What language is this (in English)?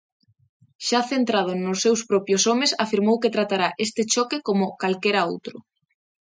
Galician